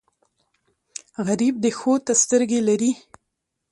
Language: Pashto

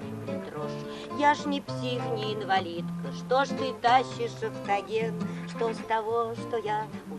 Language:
Russian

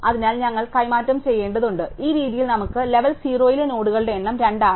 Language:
Malayalam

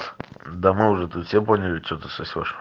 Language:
Russian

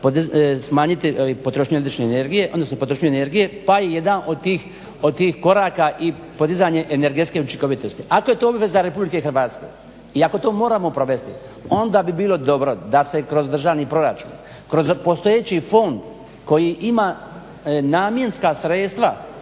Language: Croatian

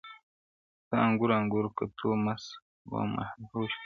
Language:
Pashto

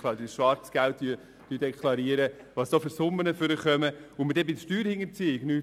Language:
Swiss German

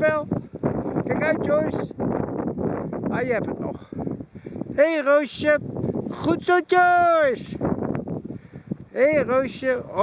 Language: Dutch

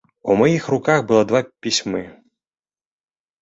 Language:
Belarusian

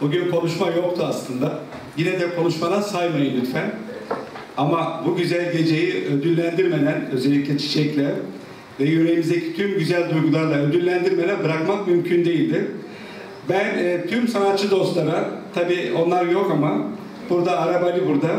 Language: Turkish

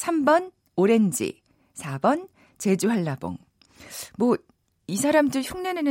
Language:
Korean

